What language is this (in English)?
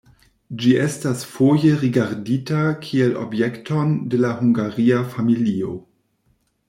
Esperanto